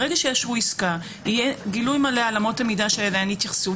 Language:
Hebrew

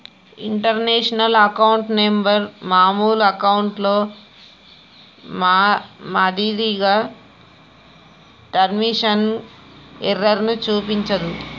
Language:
Telugu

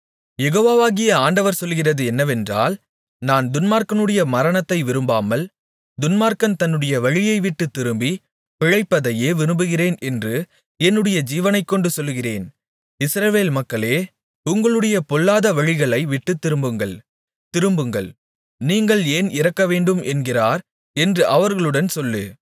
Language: Tamil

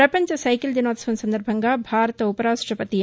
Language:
Telugu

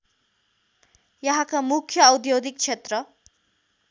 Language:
Nepali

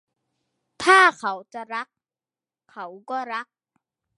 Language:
Thai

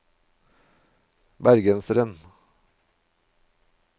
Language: Norwegian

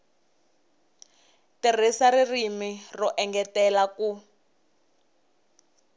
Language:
Tsonga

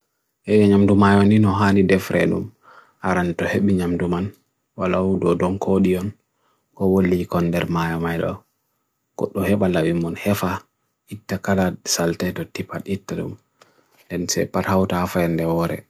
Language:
Bagirmi Fulfulde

